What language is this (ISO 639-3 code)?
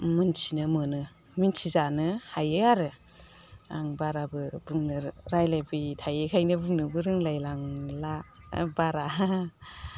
brx